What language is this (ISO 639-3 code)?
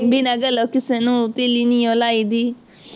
pan